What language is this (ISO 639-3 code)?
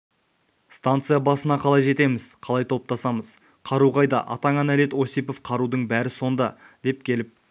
kaz